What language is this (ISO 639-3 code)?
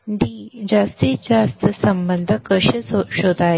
mar